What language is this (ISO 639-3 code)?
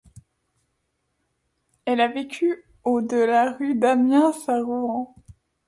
fra